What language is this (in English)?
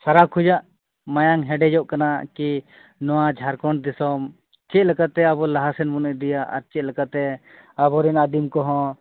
Santali